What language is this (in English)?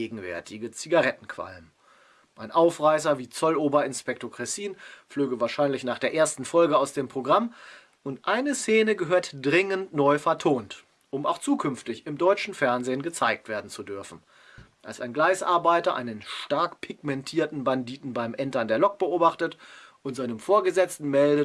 German